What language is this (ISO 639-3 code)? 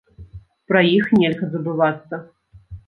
bel